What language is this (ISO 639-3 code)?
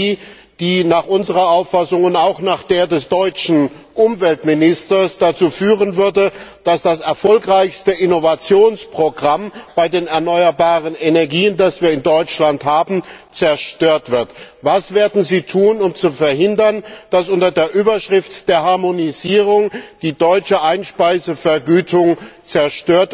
deu